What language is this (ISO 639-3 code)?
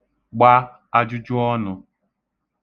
ibo